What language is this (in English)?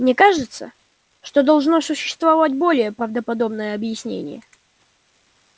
Russian